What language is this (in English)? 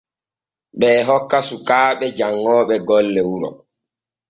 Borgu Fulfulde